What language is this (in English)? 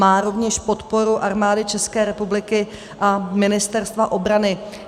Czech